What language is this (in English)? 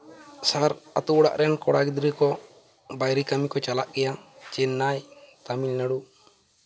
Santali